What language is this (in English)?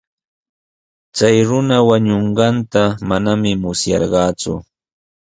Sihuas Ancash Quechua